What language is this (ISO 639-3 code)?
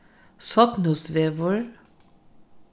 fao